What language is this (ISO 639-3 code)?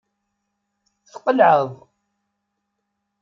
kab